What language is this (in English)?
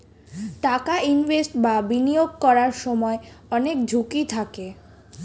Bangla